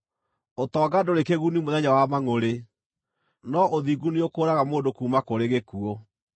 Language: Kikuyu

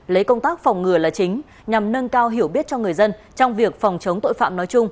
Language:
Vietnamese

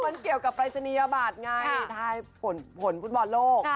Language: Thai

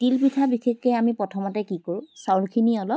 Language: Assamese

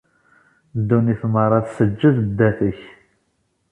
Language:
Kabyle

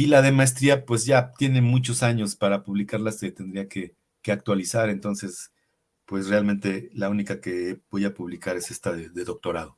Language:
Spanish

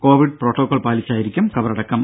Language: Malayalam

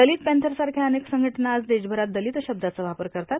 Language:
Marathi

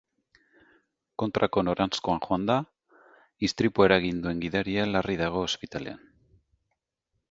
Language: Basque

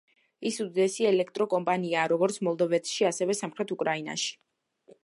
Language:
Georgian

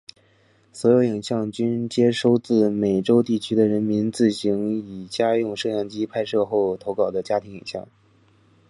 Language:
Chinese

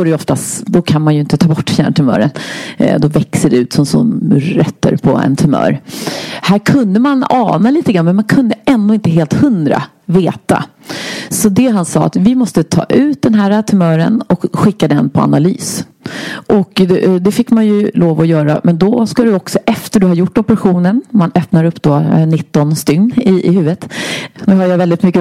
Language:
Swedish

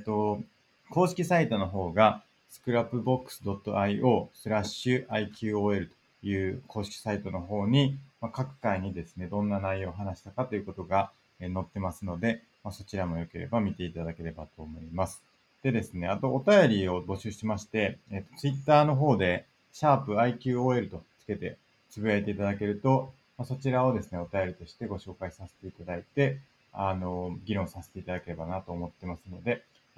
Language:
Japanese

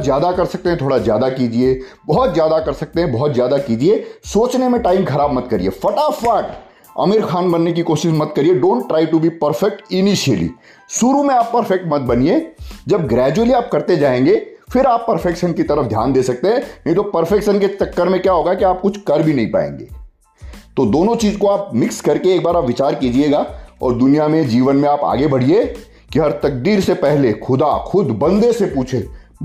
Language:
Hindi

